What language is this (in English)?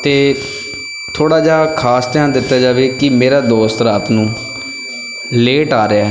Punjabi